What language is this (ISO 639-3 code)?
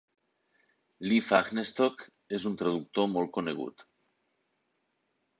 cat